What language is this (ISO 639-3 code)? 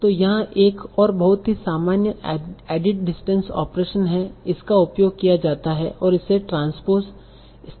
hin